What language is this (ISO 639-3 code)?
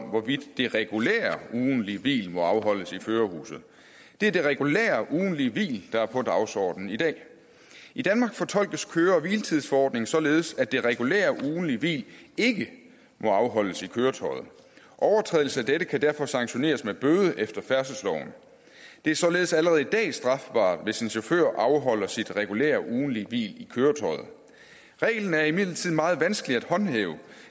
dan